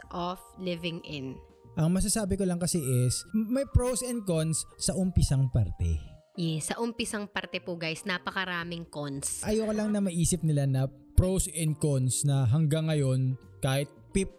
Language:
Filipino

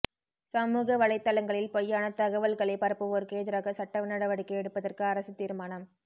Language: Tamil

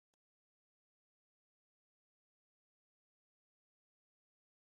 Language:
Western Frisian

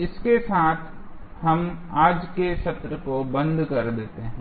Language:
Hindi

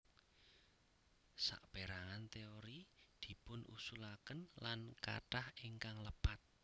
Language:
Javanese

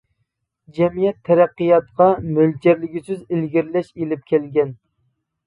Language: Uyghur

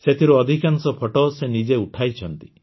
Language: Odia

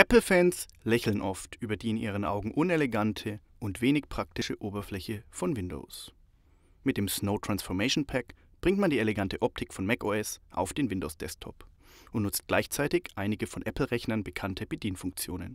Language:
German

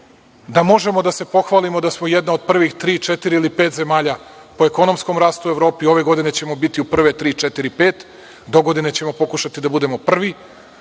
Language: Serbian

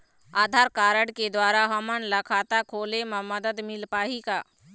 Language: Chhattisgarhi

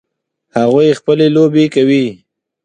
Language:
Pashto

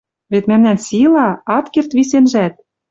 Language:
Western Mari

